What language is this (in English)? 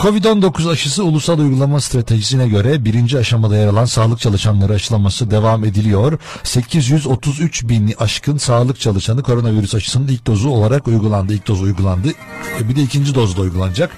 Turkish